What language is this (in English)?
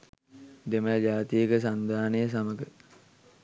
Sinhala